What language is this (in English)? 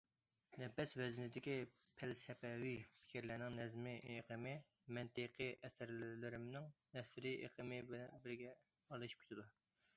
Uyghur